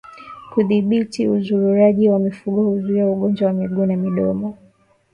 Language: Swahili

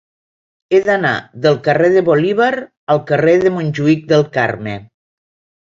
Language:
Catalan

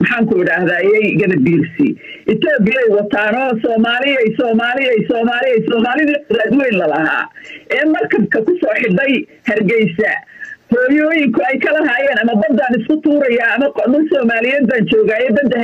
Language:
Arabic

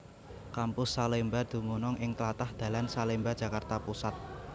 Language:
Javanese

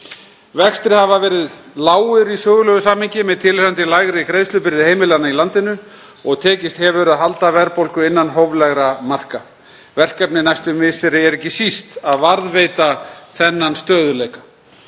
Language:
Icelandic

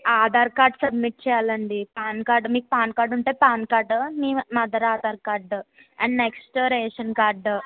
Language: Telugu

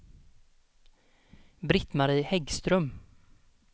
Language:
Swedish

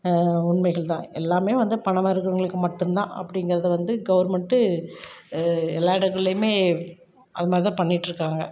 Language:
Tamil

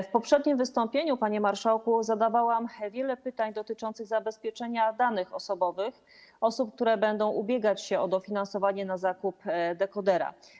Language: Polish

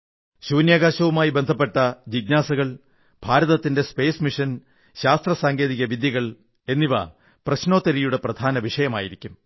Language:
Malayalam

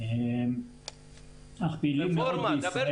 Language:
Hebrew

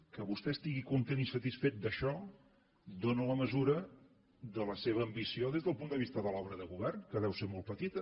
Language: Catalan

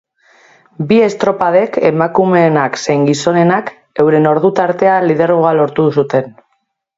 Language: Basque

